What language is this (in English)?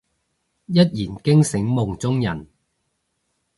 Cantonese